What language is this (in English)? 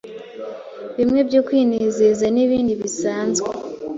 Kinyarwanda